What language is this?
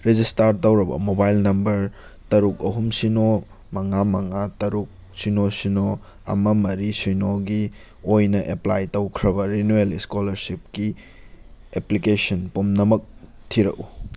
Manipuri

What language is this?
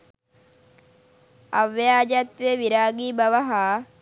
Sinhala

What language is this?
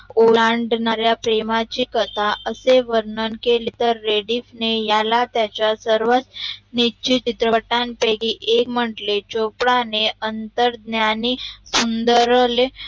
Marathi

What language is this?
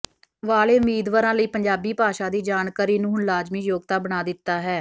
Punjabi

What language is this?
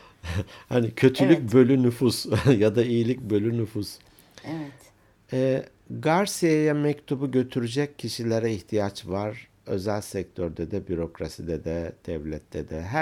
Turkish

